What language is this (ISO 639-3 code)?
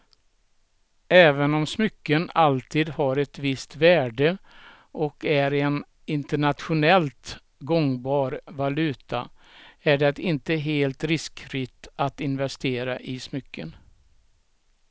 swe